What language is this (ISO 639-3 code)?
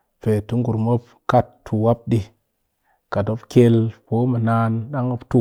cky